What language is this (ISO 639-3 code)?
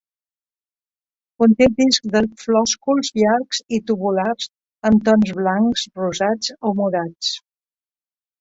cat